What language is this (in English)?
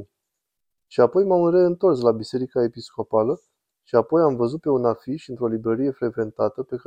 Romanian